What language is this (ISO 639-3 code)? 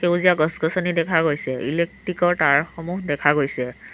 asm